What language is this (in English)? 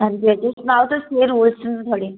Dogri